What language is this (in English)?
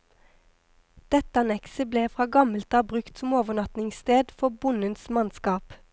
Norwegian